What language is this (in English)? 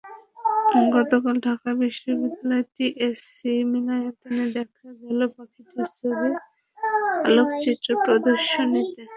Bangla